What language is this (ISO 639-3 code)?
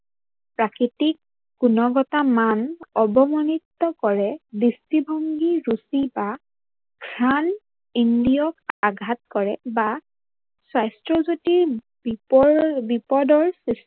asm